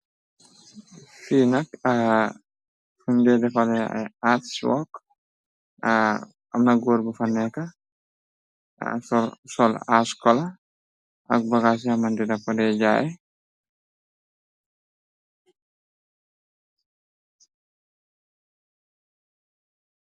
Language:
Wolof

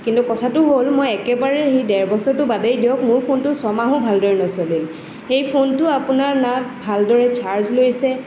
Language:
Assamese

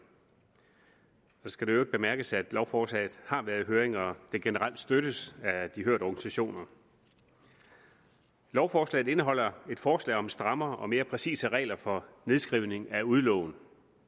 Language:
Danish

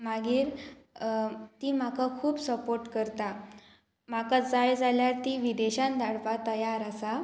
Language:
Konkani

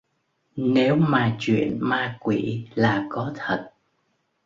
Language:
Vietnamese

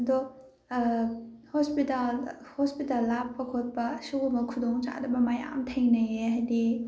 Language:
Manipuri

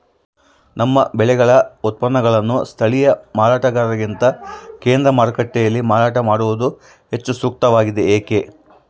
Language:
Kannada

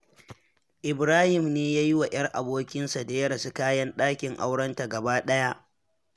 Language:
Hausa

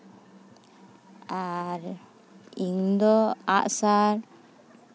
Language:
Santali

